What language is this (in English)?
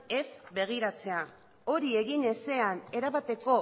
Basque